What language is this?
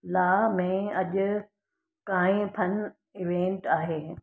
Sindhi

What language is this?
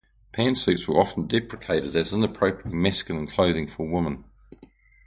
English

